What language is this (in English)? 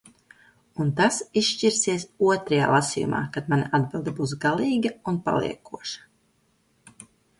Latvian